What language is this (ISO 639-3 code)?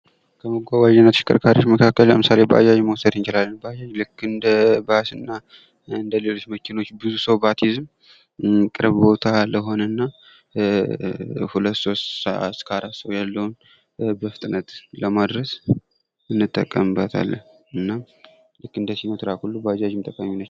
amh